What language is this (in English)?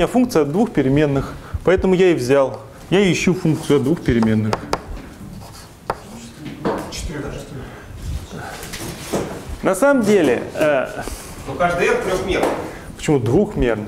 Russian